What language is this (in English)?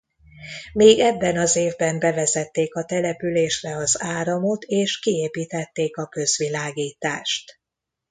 Hungarian